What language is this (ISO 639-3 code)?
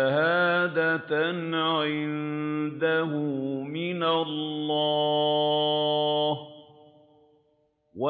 ara